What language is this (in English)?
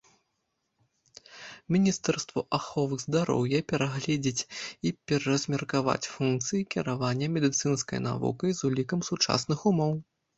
Belarusian